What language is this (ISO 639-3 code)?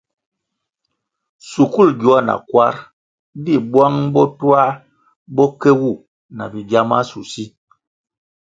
nmg